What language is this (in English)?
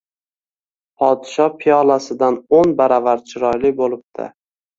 Uzbek